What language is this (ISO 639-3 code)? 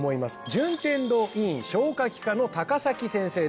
jpn